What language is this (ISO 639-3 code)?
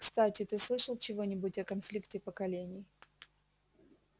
rus